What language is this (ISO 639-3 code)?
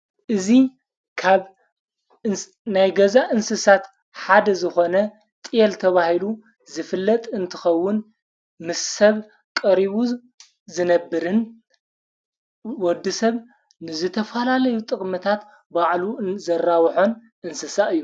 tir